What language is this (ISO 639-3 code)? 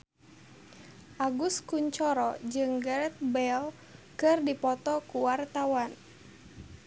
sun